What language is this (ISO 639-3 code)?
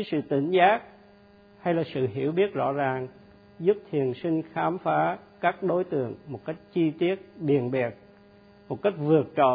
vie